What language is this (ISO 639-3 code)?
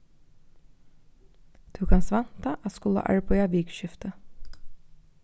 fao